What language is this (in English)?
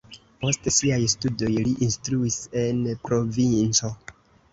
Esperanto